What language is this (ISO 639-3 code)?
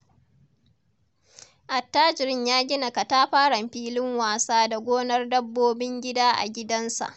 hau